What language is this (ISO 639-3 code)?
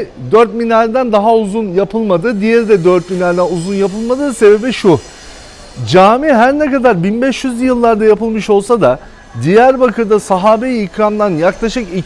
tur